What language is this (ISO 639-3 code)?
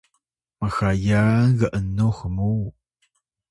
tay